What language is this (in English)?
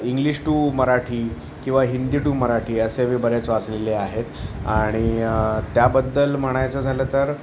Marathi